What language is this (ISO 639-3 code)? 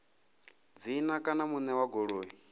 ven